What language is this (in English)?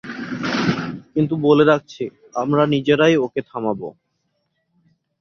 Bangla